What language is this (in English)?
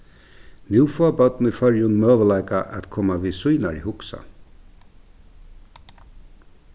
Faroese